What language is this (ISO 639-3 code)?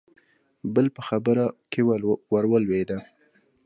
pus